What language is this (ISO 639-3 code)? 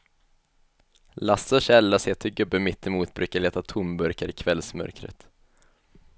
swe